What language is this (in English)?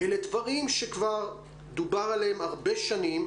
Hebrew